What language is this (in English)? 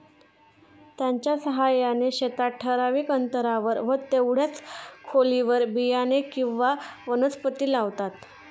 Marathi